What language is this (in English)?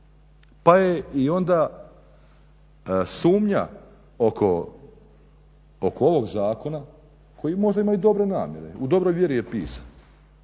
Croatian